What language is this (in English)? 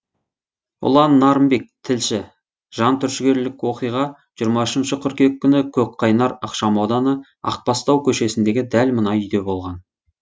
Kazakh